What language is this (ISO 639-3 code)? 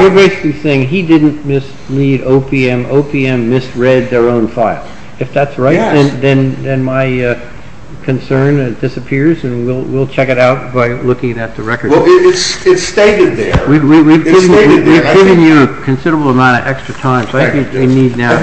eng